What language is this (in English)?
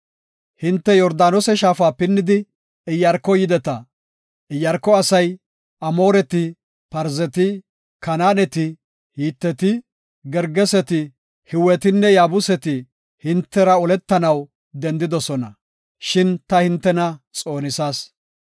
Gofa